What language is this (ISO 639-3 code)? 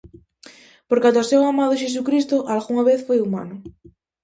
glg